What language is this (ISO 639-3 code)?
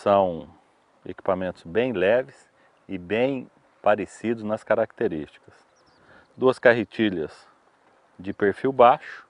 por